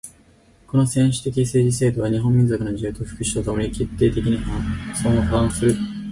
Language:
Japanese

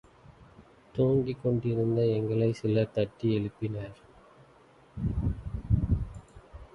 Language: Tamil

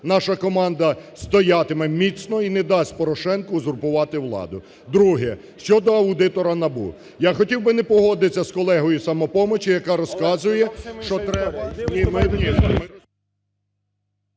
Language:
Ukrainian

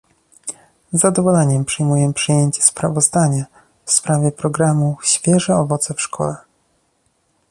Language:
Polish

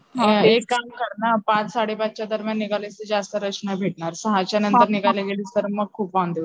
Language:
Marathi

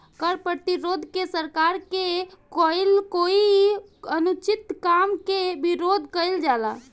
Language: Bhojpuri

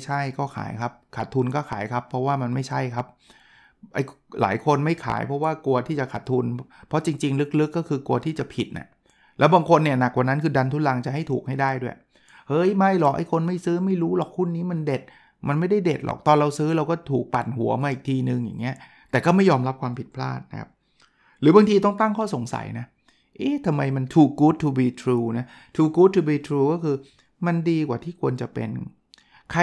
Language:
Thai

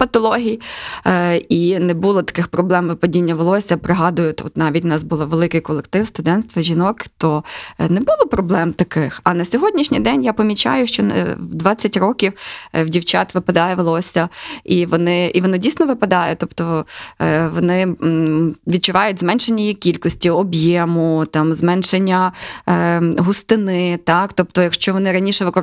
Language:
Ukrainian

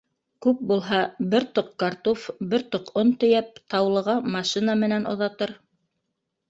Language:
Bashkir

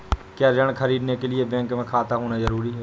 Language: Hindi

